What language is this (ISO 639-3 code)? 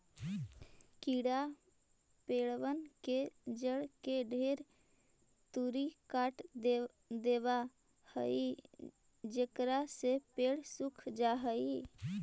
mag